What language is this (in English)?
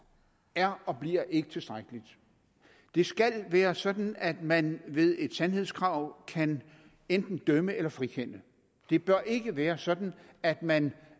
Danish